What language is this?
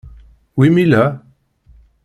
Kabyle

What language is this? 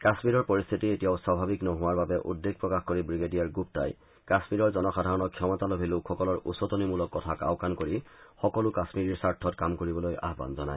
Assamese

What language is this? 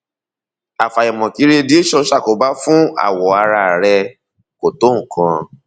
Yoruba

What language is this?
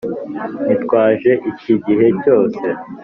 Kinyarwanda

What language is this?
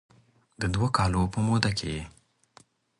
Pashto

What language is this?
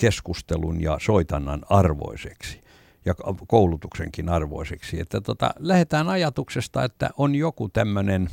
Finnish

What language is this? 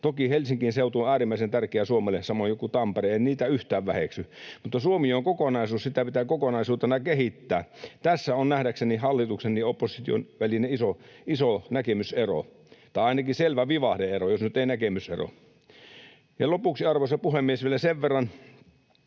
Finnish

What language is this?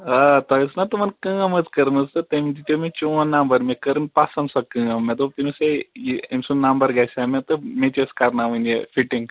Kashmiri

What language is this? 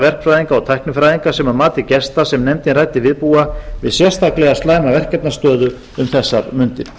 Icelandic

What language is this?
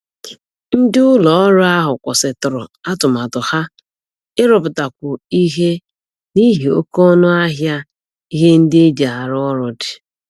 Igbo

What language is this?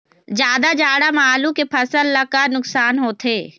Chhattisgarhi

